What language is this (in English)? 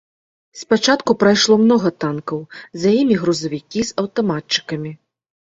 Belarusian